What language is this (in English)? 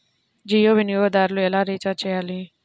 Telugu